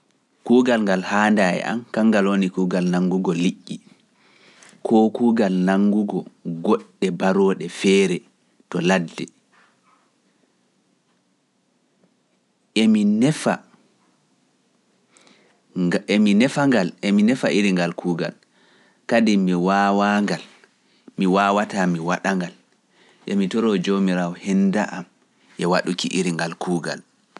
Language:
Pular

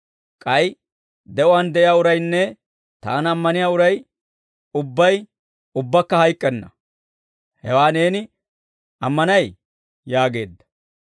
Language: Dawro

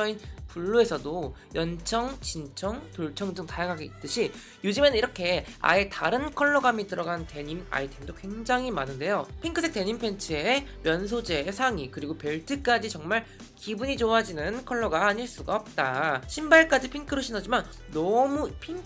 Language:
Korean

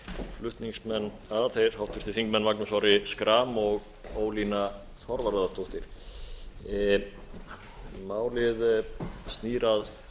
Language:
Icelandic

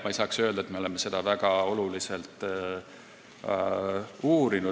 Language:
Estonian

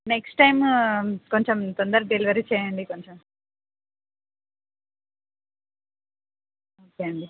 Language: Telugu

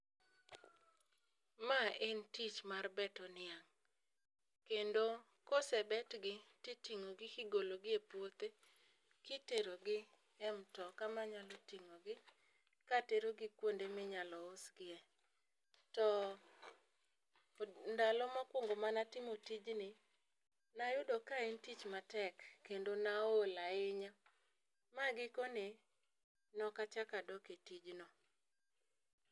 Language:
Luo (Kenya and Tanzania)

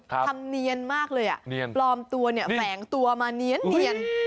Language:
Thai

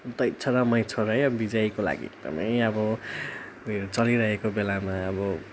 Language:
Nepali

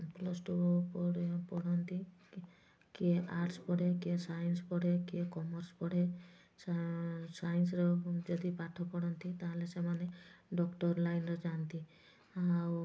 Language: Odia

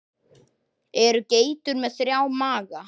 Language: Icelandic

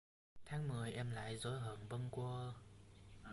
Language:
Vietnamese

